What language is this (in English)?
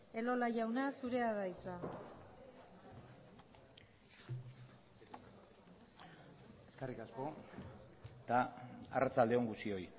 Basque